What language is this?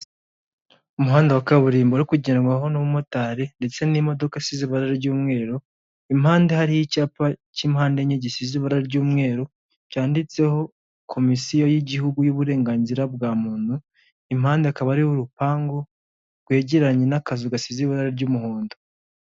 Kinyarwanda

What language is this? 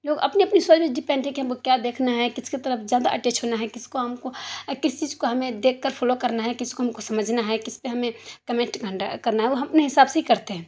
Urdu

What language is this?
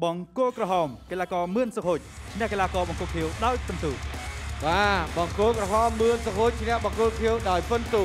Thai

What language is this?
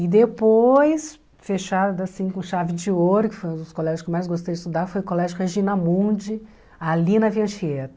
Portuguese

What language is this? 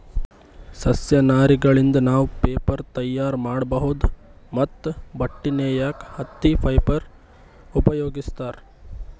Kannada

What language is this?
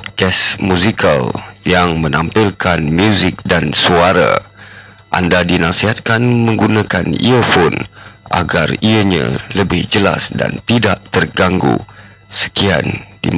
Malay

